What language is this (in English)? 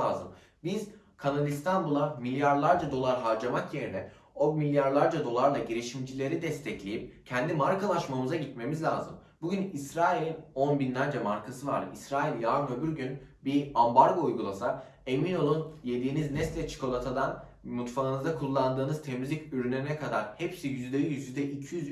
Turkish